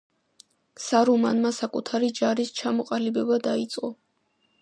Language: Georgian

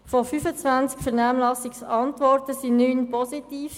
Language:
Swiss German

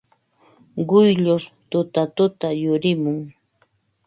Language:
Ambo-Pasco Quechua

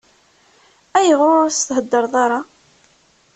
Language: Kabyle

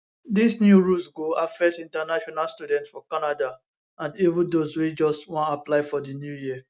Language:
Nigerian Pidgin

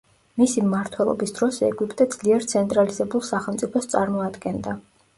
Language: Georgian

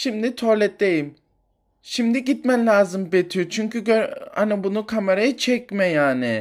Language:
Turkish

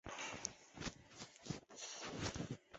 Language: Chinese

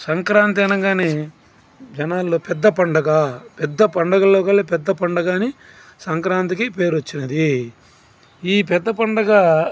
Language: Telugu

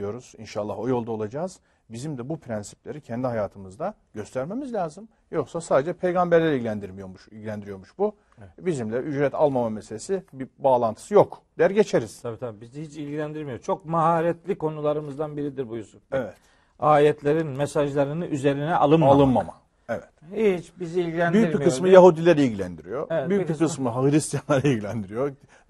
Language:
Turkish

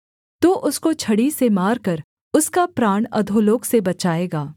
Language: Hindi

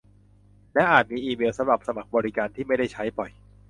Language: Thai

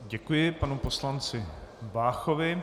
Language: Czech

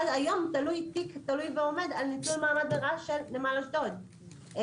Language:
Hebrew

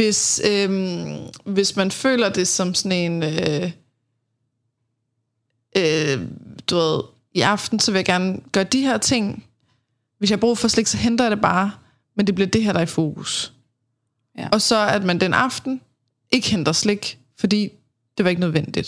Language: Danish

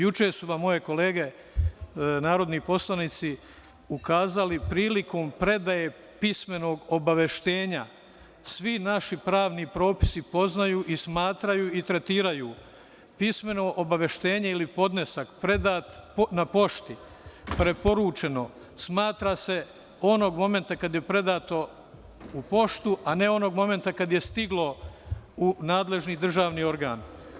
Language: Serbian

